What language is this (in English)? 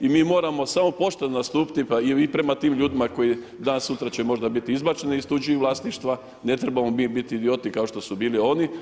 Croatian